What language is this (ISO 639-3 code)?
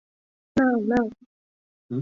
chm